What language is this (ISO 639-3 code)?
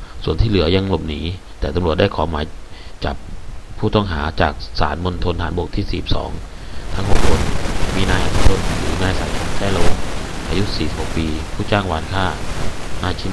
tha